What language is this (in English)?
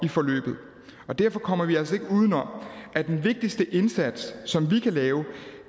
Danish